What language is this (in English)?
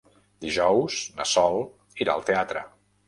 Catalan